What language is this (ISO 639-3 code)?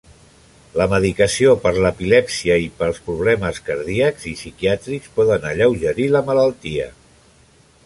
cat